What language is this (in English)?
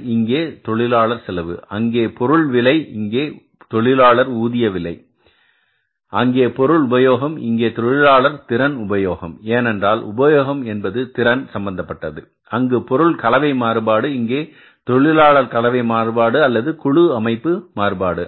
Tamil